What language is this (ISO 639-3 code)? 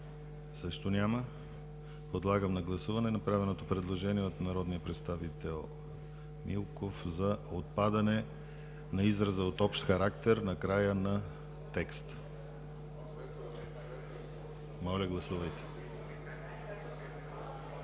bul